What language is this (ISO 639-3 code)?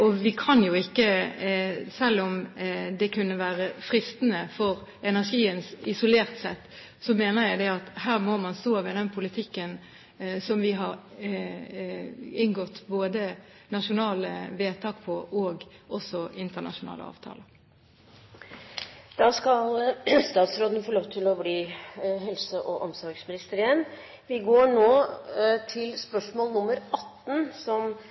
nor